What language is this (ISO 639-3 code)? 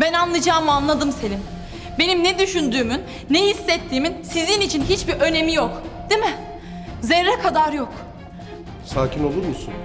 tur